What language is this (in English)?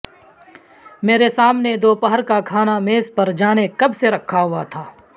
Urdu